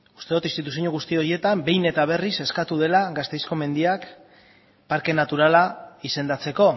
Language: Basque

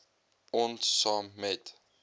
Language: Afrikaans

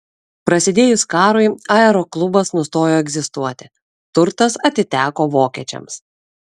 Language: Lithuanian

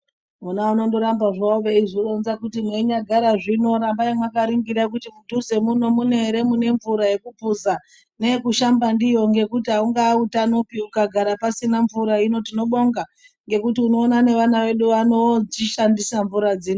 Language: Ndau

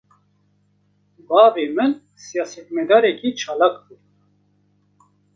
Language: Kurdish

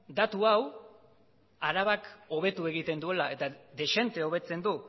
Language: Basque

